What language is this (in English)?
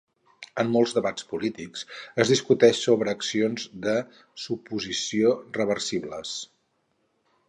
Catalan